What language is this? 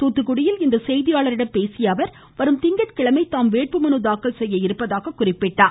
Tamil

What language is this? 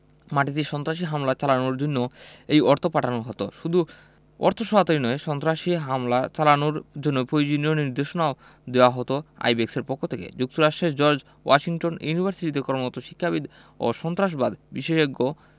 Bangla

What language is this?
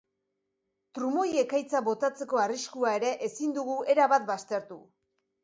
Basque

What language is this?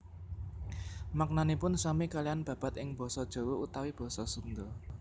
Javanese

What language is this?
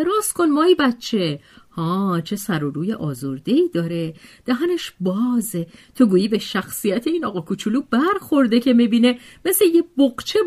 Persian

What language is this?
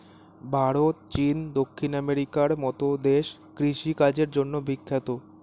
Bangla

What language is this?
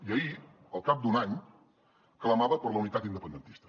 Catalan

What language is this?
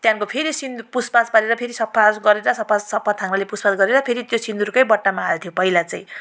Nepali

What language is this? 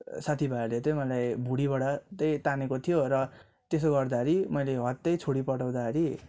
Nepali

